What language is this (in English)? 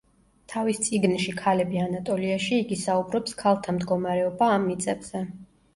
Georgian